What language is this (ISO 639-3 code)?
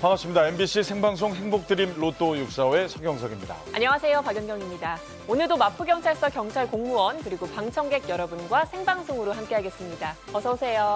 kor